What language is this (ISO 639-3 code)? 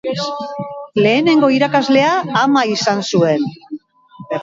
eus